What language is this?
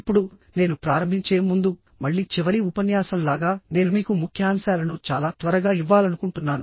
Telugu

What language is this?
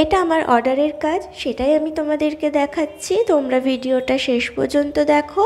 Bangla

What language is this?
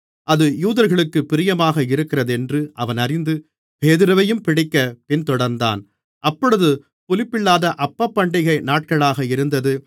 Tamil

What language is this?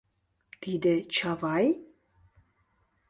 Mari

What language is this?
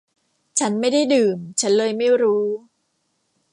Thai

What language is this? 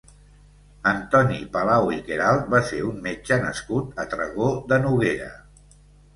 Catalan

